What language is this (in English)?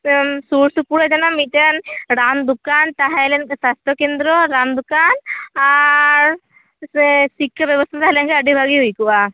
Santali